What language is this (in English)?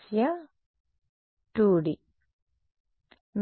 Telugu